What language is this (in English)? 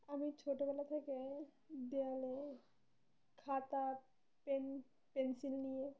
Bangla